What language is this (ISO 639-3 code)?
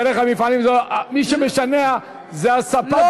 heb